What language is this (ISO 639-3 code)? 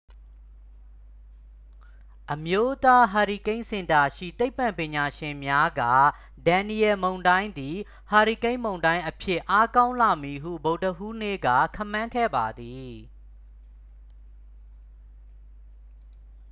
mya